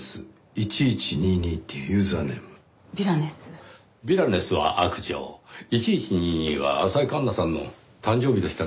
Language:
Japanese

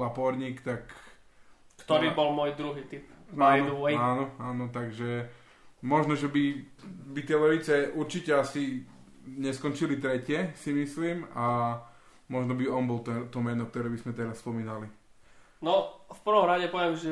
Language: Slovak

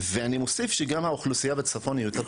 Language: Hebrew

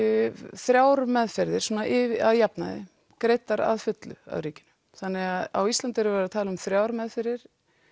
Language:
Icelandic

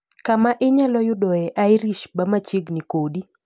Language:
Luo (Kenya and Tanzania)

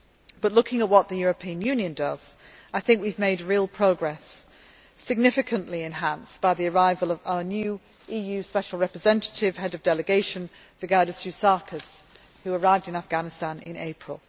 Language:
English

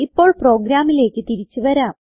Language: Malayalam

